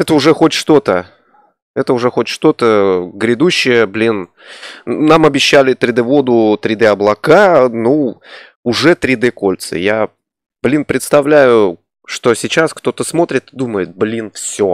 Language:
Russian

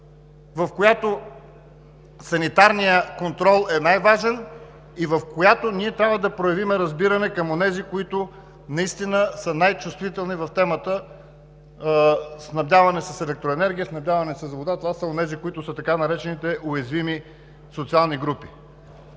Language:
Bulgarian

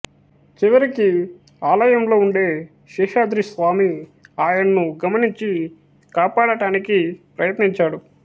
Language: Telugu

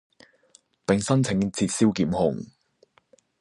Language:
Cantonese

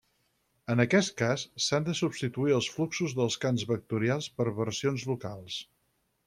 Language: Catalan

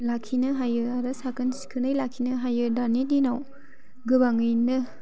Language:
Bodo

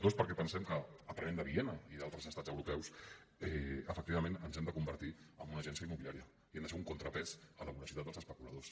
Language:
Catalan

